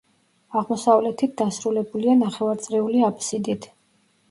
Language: Georgian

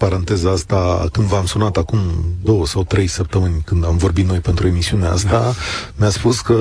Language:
Romanian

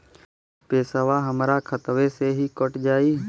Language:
Bhojpuri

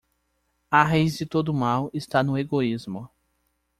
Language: Portuguese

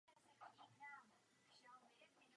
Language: Czech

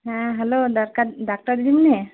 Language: Santali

